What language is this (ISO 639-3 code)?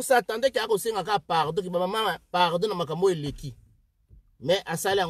fra